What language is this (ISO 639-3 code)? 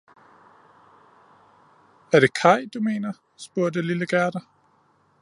dan